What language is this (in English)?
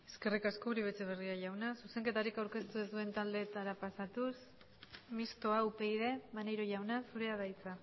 Basque